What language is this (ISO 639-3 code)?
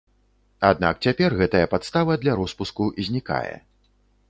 bel